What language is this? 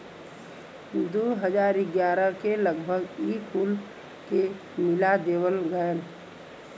Bhojpuri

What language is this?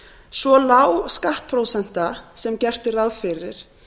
Icelandic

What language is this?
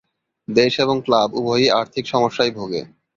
Bangla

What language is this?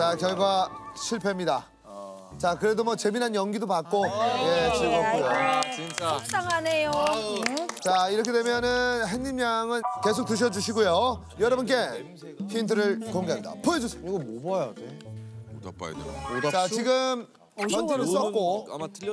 Korean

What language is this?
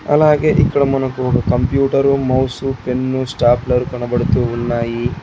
Telugu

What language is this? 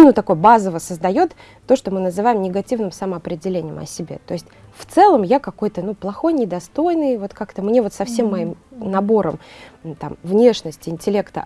Russian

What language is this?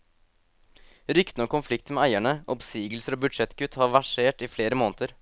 Norwegian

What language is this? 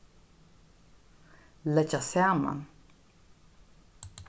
Faroese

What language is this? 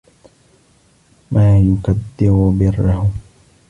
Arabic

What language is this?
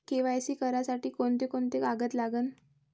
Marathi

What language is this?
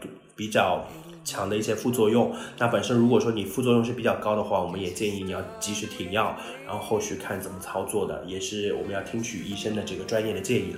Chinese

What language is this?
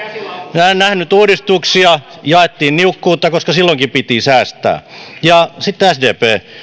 Finnish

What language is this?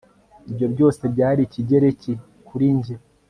Kinyarwanda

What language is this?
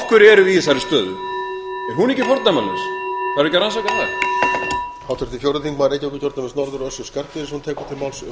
Icelandic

